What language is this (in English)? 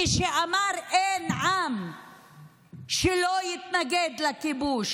Hebrew